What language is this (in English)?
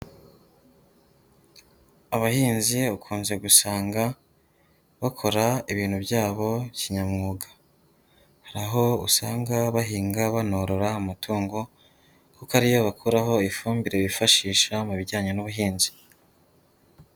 Kinyarwanda